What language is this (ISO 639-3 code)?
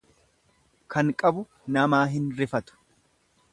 orm